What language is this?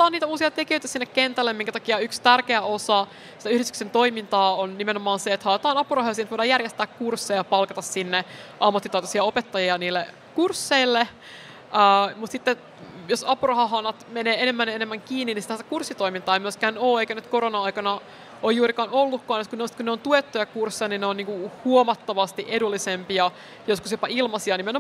Finnish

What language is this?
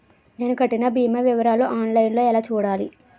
Telugu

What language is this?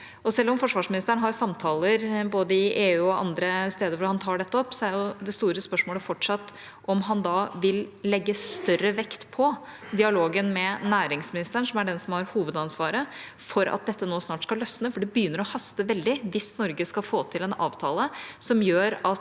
Norwegian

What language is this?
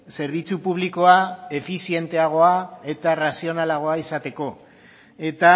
Basque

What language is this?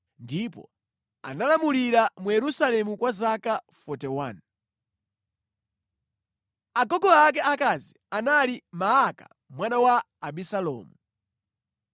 Nyanja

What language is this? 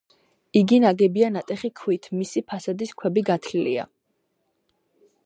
Georgian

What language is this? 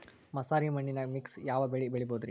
Kannada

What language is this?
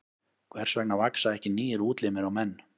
Icelandic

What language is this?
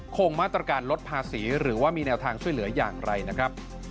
Thai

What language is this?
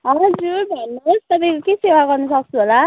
Nepali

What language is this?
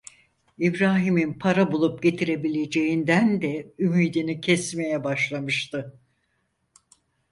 Turkish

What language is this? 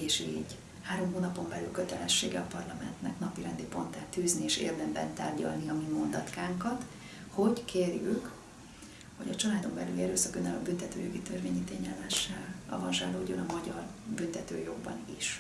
Hungarian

